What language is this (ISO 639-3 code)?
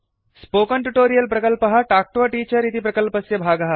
san